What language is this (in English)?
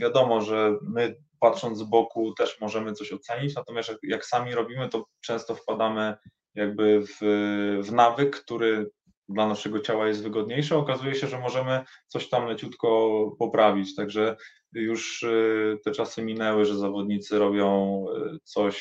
Polish